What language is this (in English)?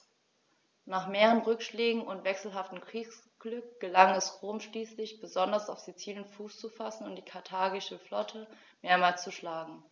German